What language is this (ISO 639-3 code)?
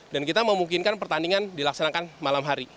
ind